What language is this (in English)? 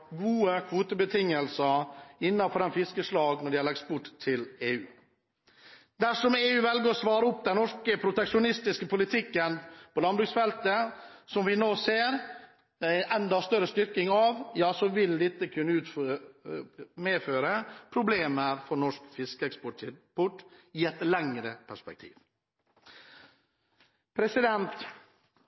Norwegian Bokmål